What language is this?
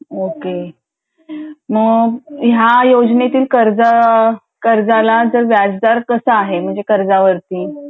Marathi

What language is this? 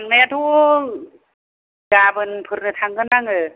Bodo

